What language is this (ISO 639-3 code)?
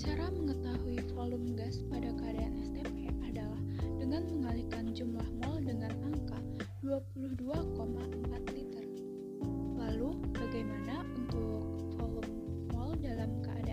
ind